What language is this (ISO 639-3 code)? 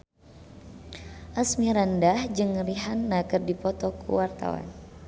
sun